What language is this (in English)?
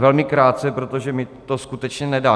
Czech